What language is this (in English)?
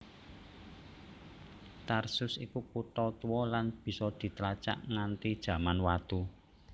Javanese